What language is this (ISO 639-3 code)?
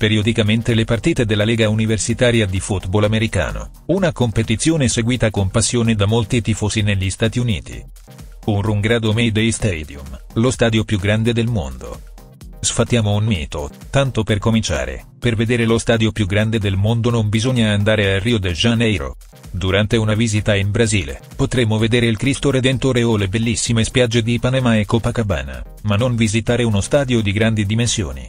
ita